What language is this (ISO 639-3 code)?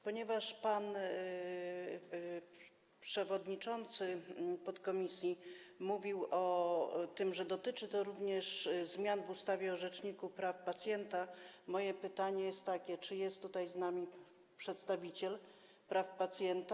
pol